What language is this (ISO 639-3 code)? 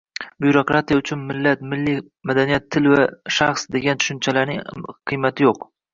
uzb